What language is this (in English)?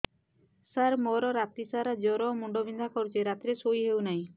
Odia